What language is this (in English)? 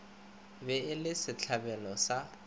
Northern Sotho